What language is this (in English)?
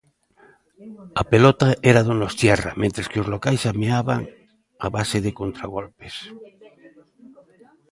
Galician